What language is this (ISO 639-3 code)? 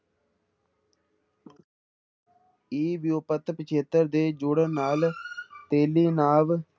pan